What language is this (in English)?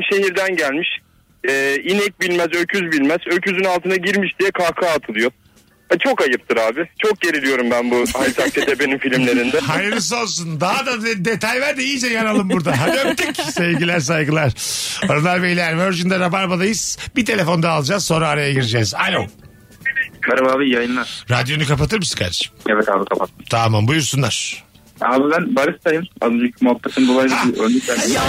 Turkish